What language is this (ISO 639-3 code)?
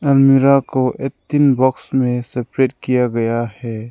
hin